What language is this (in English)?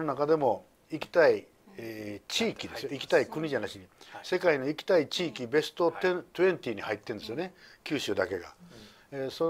Japanese